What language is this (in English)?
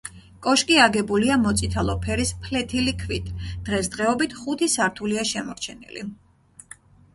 Georgian